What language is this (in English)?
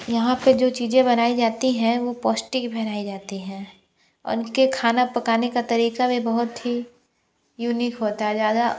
Hindi